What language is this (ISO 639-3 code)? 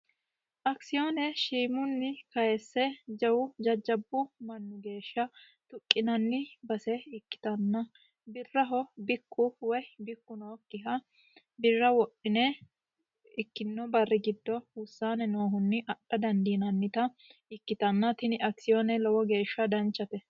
sid